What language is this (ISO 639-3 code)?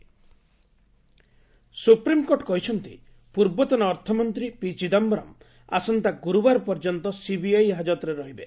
ori